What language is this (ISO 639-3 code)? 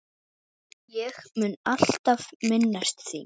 isl